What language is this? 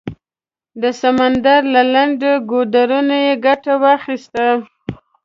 Pashto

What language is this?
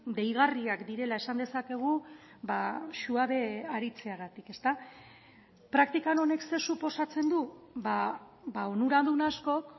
Basque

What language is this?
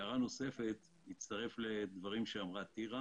Hebrew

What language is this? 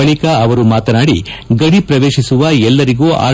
Kannada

